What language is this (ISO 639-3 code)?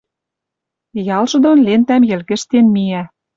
mrj